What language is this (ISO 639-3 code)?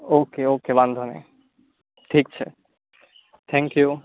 guj